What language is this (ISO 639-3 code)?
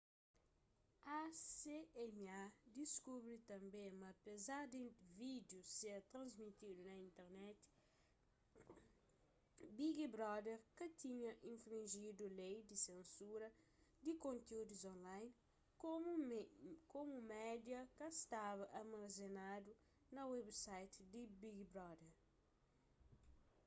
kea